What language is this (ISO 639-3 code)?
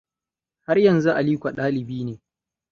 hau